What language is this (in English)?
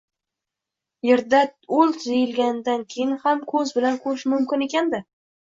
Uzbek